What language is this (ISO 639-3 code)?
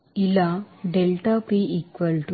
tel